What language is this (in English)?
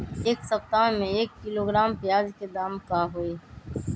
Magahi